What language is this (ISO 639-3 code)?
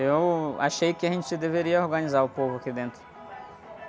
por